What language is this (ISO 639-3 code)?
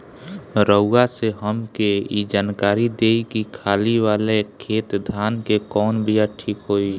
bho